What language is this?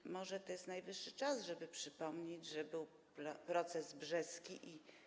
Polish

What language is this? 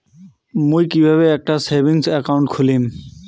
Bangla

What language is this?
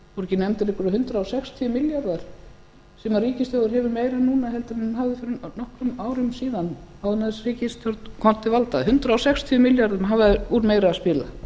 Icelandic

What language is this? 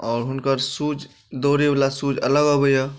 Maithili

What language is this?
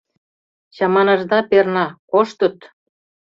Mari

